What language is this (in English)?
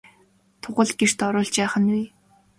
Mongolian